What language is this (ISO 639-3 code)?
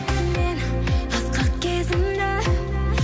kaz